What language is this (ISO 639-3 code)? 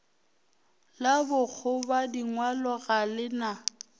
nso